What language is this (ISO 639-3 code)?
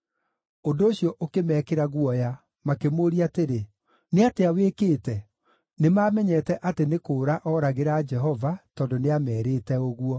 kik